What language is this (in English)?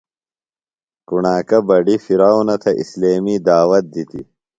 Phalura